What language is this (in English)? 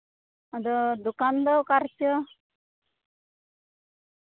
Santali